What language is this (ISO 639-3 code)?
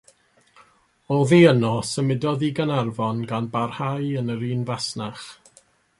cym